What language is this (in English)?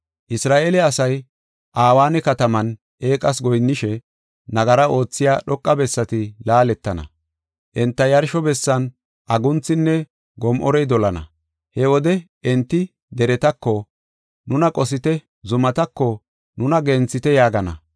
Gofa